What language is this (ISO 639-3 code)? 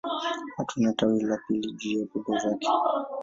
swa